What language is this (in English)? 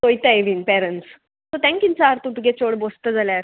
Konkani